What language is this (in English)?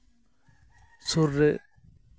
Santali